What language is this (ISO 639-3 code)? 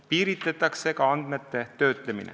est